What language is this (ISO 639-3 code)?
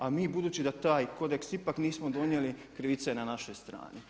hrv